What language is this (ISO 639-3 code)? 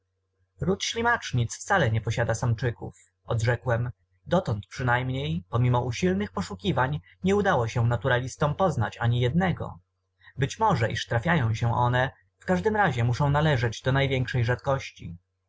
pol